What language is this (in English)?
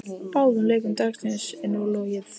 Icelandic